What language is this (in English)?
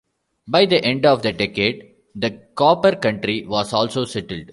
English